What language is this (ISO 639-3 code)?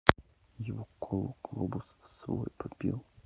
rus